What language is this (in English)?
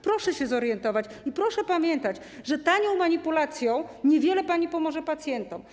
Polish